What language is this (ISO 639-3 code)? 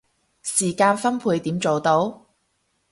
yue